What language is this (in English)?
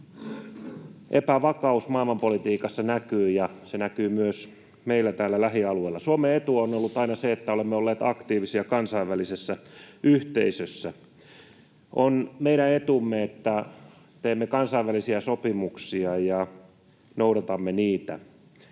Finnish